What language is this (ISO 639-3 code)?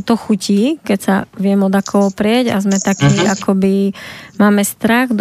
slk